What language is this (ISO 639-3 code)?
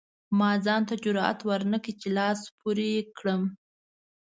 pus